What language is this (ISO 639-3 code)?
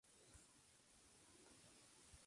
spa